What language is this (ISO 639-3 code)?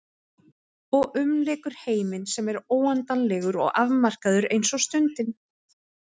isl